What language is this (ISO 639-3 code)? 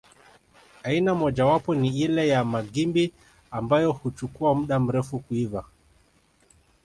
swa